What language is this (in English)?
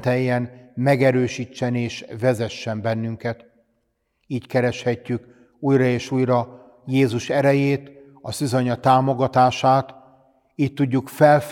Hungarian